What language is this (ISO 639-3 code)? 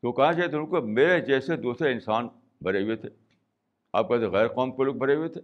urd